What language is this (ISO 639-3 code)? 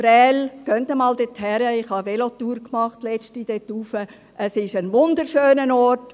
gsw